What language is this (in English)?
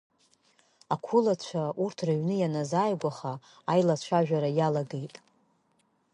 Abkhazian